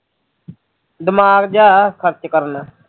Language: Punjabi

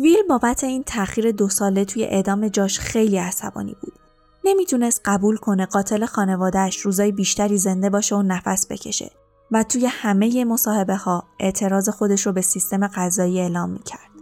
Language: Persian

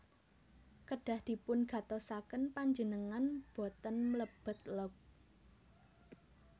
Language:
Javanese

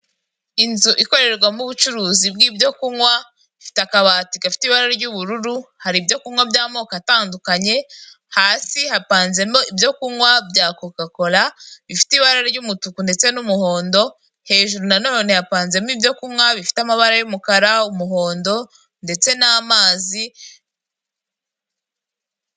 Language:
Kinyarwanda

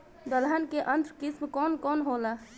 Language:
Bhojpuri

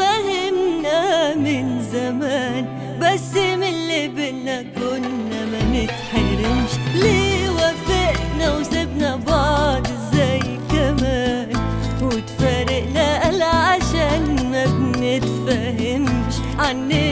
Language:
Arabic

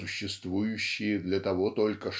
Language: Russian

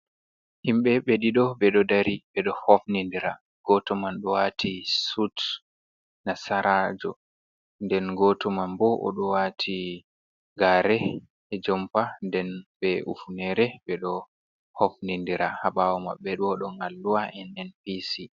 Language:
Fula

